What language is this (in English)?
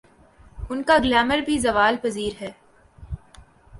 Urdu